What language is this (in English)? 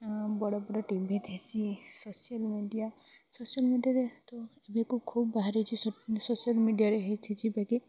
Odia